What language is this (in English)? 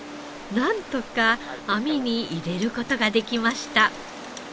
Japanese